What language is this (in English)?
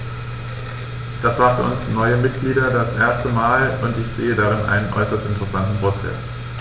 German